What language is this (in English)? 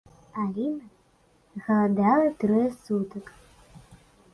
Belarusian